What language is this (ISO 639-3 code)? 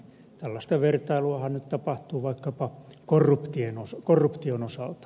fin